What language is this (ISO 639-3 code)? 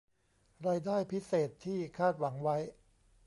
tha